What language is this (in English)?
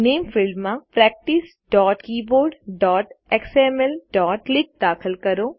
Gujarati